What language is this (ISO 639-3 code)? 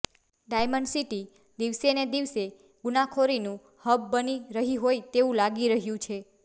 guj